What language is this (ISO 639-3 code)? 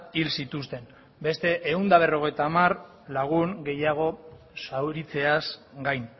eus